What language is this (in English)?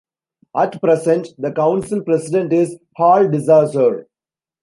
English